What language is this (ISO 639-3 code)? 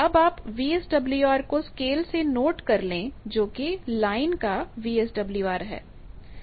hin